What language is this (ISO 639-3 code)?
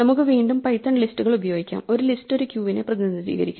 mal